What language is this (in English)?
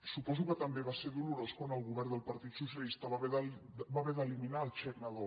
Catalan